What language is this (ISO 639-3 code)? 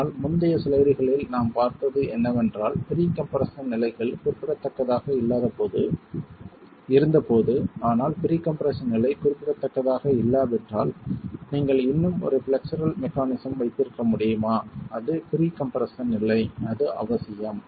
tam